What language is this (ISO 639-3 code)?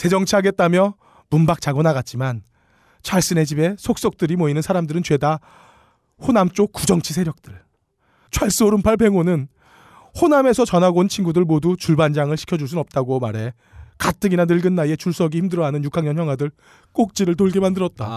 kor